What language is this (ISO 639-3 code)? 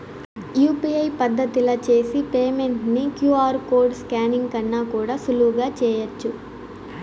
tel